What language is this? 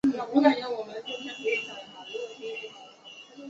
Chinese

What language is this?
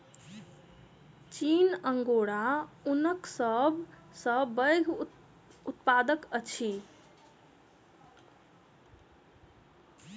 Maithili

